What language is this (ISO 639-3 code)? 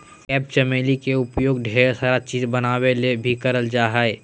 mag